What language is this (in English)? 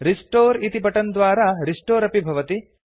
Sanskrit